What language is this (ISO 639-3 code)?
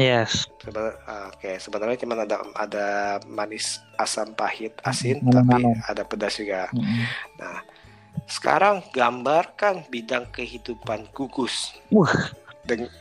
ind